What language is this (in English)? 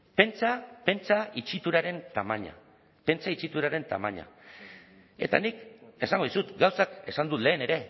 Basque